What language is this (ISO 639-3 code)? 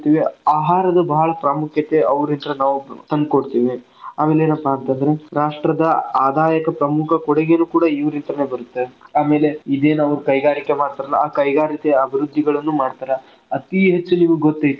kan